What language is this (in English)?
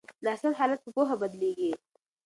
Pashto